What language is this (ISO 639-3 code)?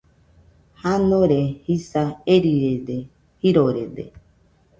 hux